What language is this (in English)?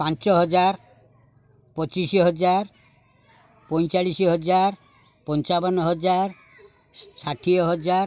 Odia